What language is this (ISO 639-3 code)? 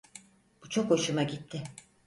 tur